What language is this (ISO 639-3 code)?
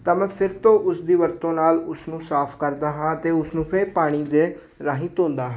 pan